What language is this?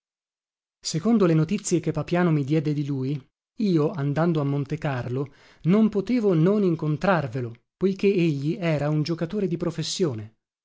Italian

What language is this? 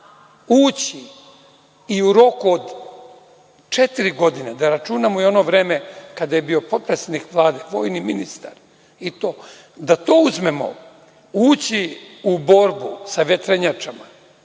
Serbian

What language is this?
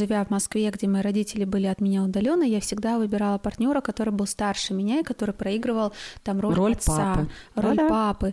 Russian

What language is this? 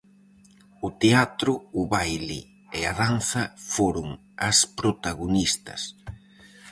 Galician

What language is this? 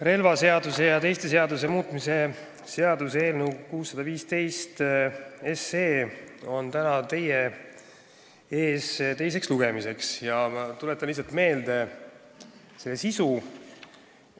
Estonian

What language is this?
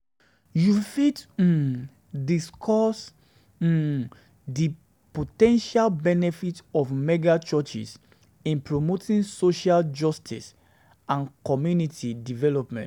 Nigerian Pidgin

